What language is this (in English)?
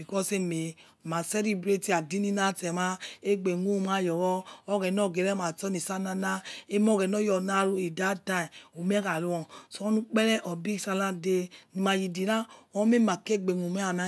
Yekhee